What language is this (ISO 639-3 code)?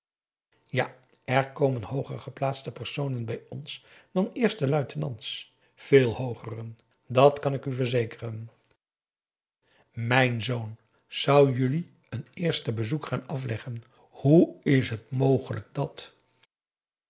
nld